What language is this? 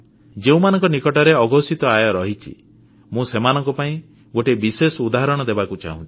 Odia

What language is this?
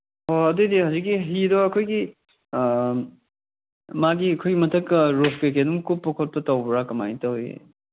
Manipuri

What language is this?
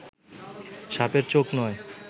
Bangla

